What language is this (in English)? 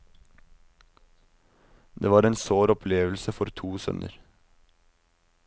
Norwegian